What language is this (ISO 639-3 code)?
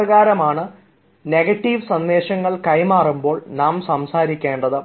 mal